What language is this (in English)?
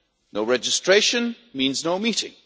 English